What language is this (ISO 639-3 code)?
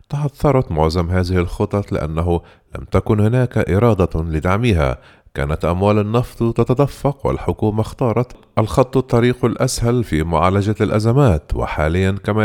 ara